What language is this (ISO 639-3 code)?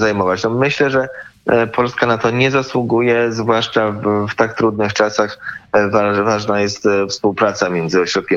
pol